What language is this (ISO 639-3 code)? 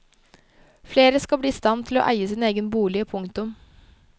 nor